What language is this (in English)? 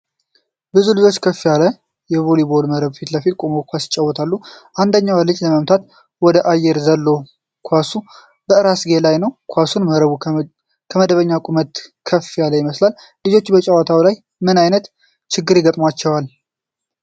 Amharic